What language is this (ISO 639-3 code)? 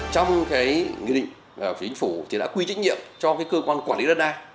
vie